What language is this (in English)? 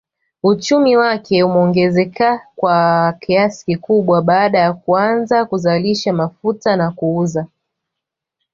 Swahili